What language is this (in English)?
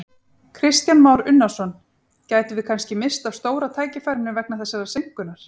Icelandic